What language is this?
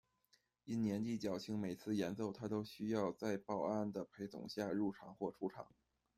Chinese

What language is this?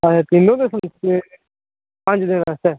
Dogri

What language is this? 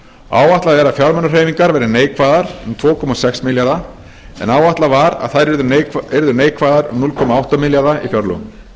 Icelandic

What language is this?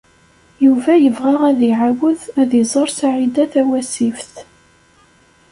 Kabyle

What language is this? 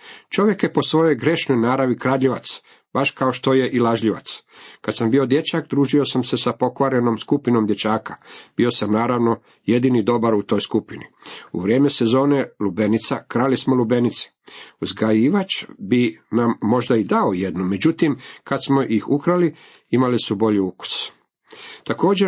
Croatian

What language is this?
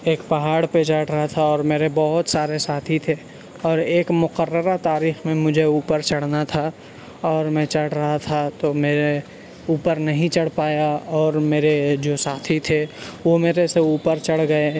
Urdu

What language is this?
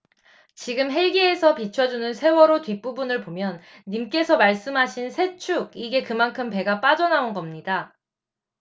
Korean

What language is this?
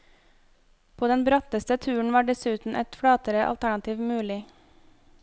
Norwegian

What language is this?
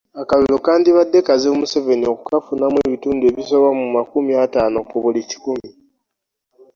Ganda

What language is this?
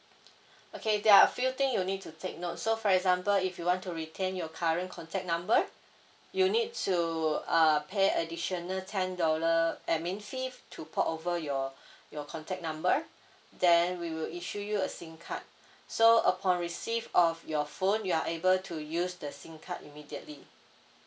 English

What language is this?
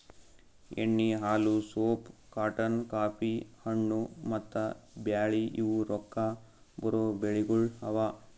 Kannada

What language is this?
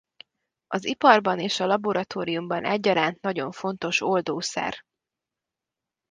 Hungarian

